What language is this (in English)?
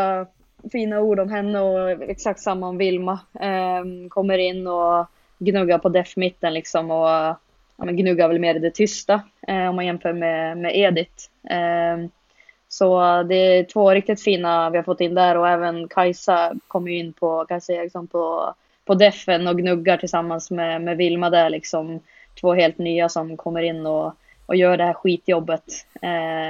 Swedish